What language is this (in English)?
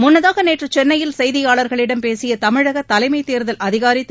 Tamil